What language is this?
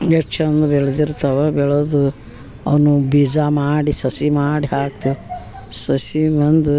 Kannada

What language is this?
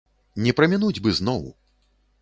Belarusian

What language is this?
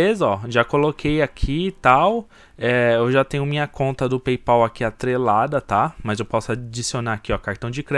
Portuguese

